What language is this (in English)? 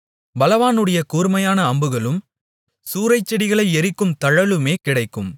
Tamil